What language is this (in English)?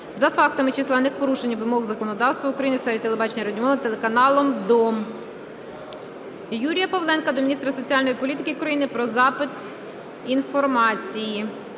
Ukrainian